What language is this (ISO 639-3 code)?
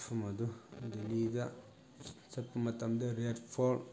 mni